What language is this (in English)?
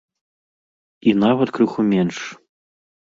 Belarusian